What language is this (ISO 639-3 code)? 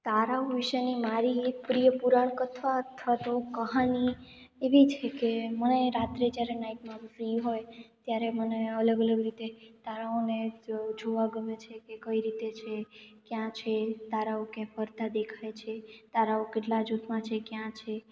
guj